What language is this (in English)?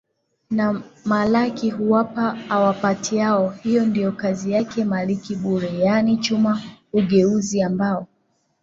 Swahili